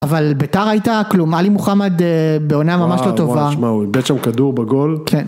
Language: Hebrew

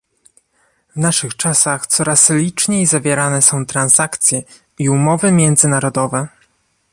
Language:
Polish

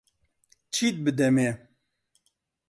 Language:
Central Kurdish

